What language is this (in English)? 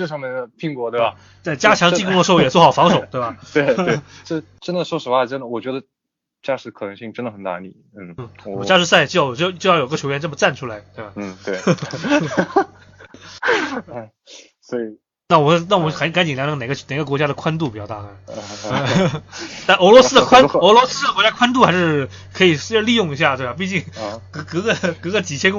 Chinese